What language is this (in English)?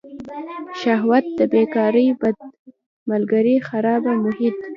Pashto